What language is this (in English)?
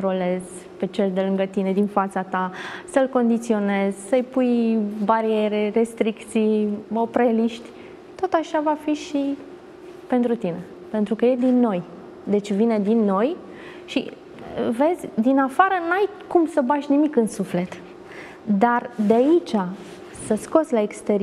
Romanian